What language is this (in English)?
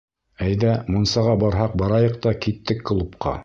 Bashkir